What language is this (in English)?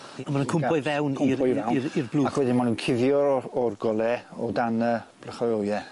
Welsh